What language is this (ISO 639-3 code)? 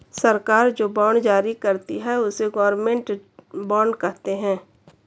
hin